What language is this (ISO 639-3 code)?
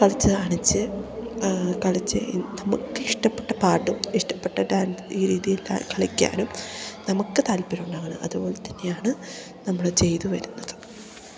mal